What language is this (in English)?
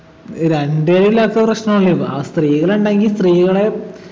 Malayalam